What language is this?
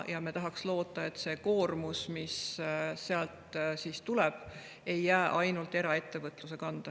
Estonian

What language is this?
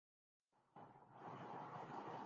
Urdu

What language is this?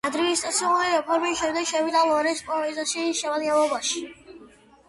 Georgian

